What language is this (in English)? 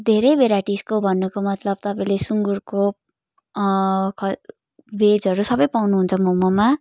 Nepali